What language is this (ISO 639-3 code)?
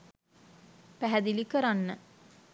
sin